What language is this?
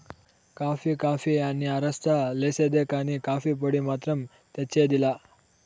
Telugu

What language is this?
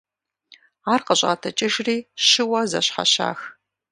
Kabardian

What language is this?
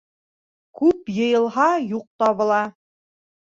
Bashkir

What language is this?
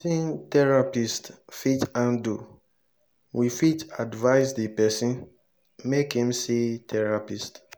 Nigerian Pidgin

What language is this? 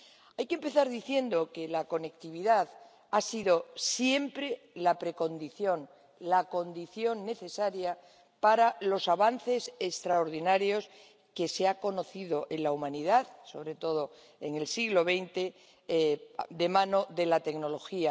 Spanish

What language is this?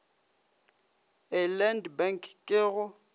Northern Sotho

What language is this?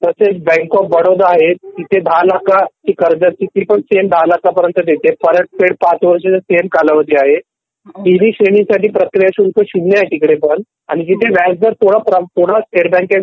Marathi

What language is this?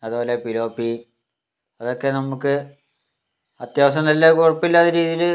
Malayalam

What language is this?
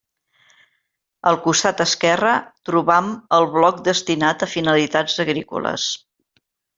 Catalan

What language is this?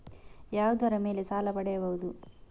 Kannada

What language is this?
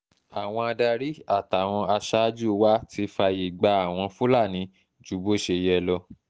Yoruba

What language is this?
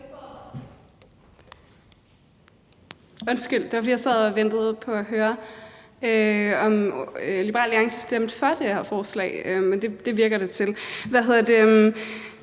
Danish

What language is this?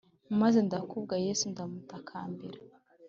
Kinyarwanda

